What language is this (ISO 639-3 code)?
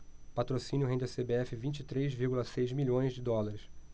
por